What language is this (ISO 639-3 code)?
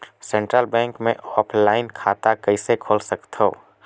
hne